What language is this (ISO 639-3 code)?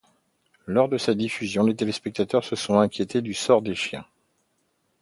fra